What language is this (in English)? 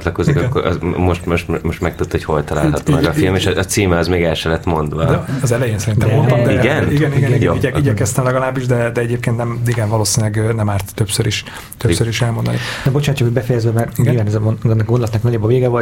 Hungarian